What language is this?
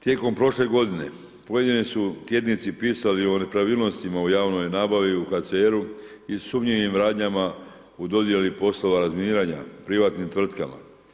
Croatian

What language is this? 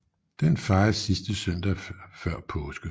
Danish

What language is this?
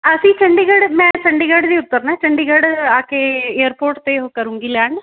Punjabi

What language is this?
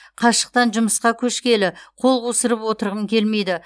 Kazakh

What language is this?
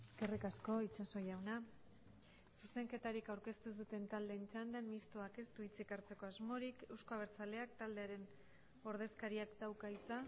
Basque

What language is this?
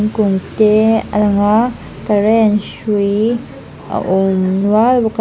Mizo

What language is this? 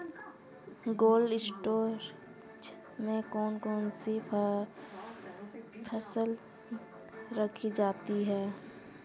Hindi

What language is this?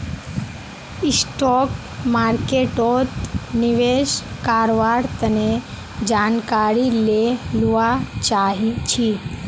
Magahi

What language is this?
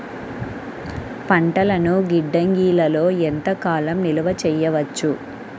Telugu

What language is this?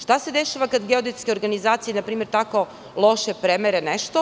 Serbian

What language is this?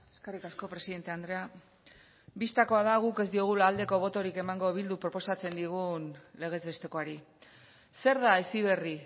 Basque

